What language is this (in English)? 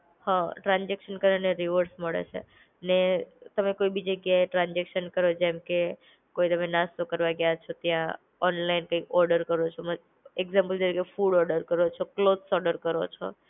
Gujarati